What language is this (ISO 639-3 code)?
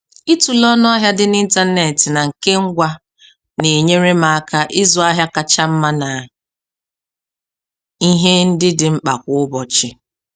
ibo